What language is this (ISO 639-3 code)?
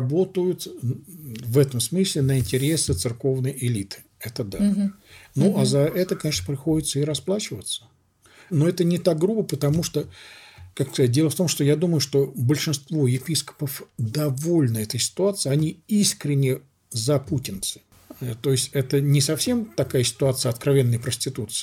rus